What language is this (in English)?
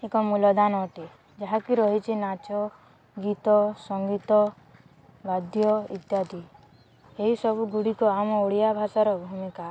Odia